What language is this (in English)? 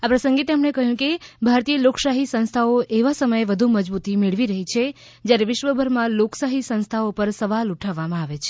Gujarati